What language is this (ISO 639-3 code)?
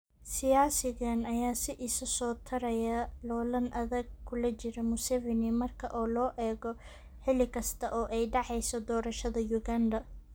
som